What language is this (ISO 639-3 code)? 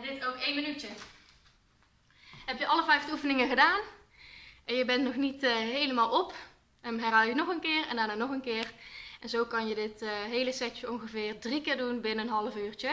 nld